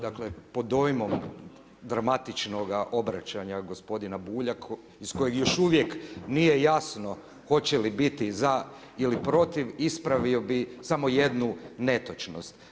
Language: Croatian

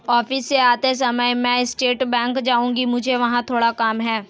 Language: Hindi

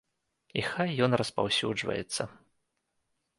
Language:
Belarusian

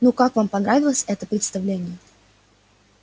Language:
Russian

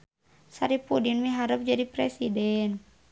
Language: Sundanese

